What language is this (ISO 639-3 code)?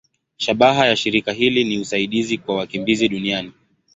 swa